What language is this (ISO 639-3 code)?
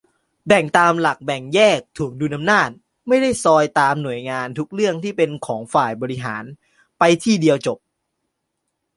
tha